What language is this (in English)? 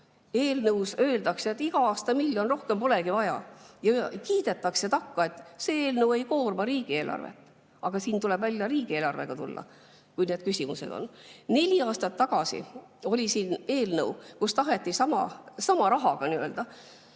Estonian